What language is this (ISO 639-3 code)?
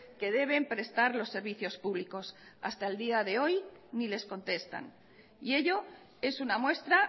spa